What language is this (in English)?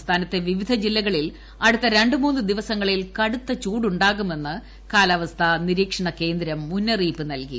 Malayalam